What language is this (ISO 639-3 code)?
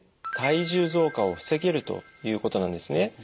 jpn